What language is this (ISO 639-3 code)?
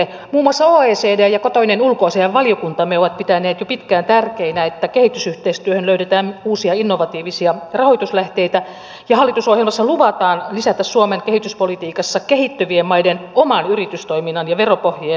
fin